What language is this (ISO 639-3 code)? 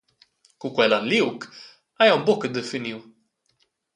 roh